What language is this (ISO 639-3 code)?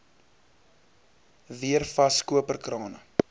afr